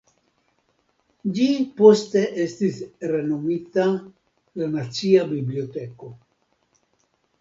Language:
Esperanto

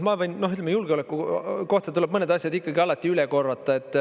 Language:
Estonian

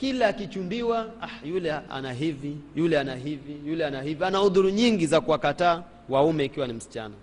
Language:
Swahili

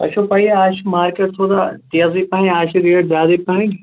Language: Kashmiri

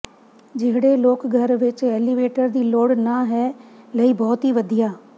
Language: Punjabi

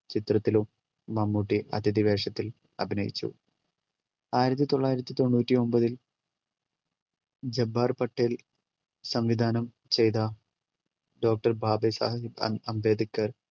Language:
Malayalam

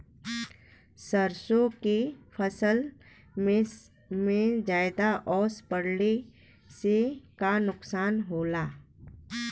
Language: Bhojpuri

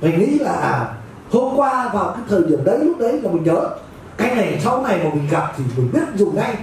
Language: Vietnamese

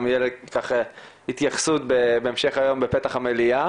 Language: Hebrew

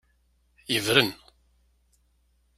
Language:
Kabyle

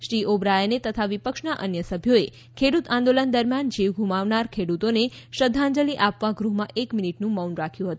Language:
Gujarati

